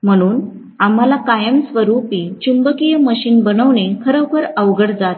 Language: Marathi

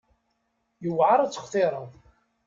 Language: Kabyle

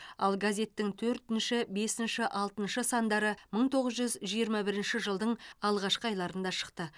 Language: Kazakh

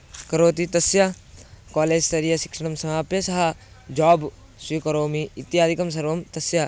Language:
Sanskrit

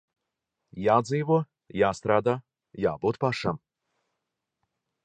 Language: Latvian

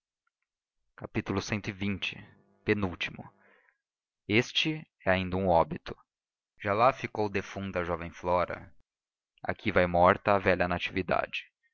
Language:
Portuguese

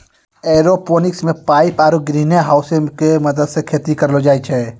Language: Maithili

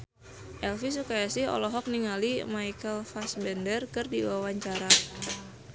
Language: Sundanese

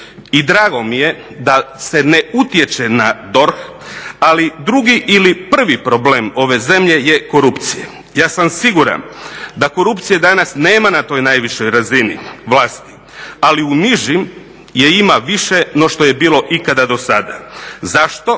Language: Croatian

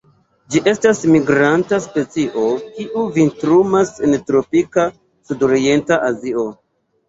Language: Esperanto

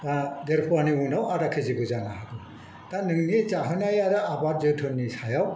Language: Bodo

